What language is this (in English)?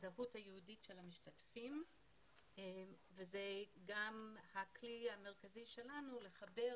Hebrew